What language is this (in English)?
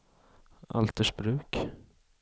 Swedish